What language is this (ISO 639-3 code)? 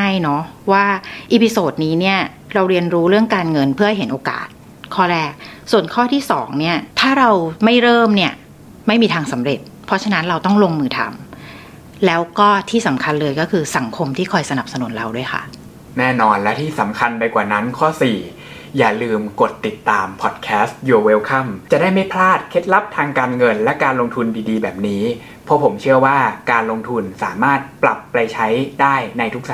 tha